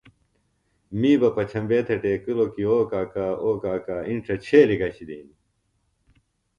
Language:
Phalura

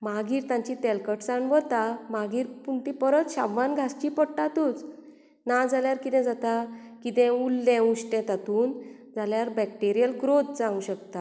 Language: Konkani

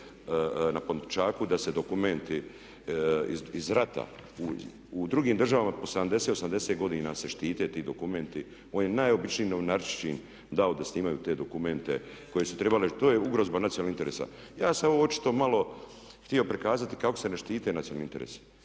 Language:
Croatian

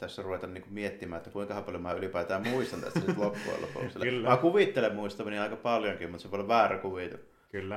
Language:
Finnish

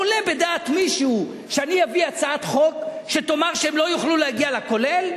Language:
Hebrew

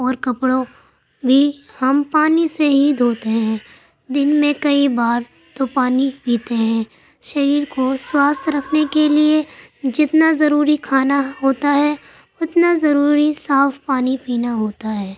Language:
Urdu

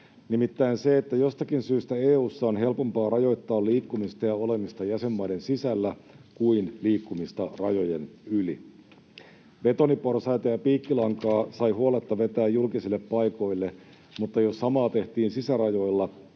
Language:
Finnish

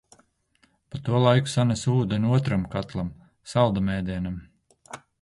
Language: Latvian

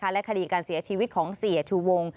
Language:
Thai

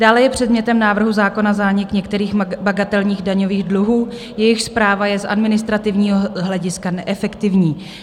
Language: Czech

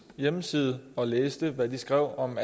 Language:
Danish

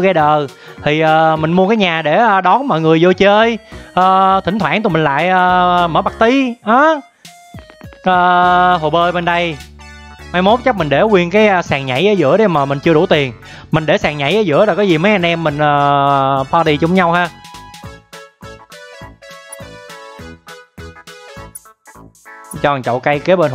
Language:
Vietnamese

